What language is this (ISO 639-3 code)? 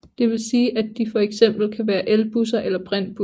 dan